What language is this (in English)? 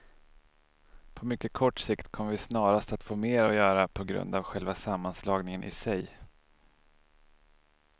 Swedish